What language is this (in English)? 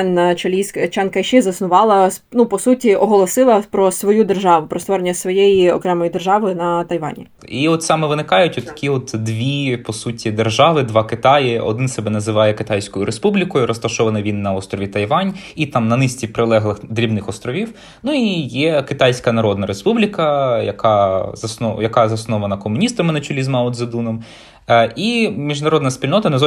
Ukrainian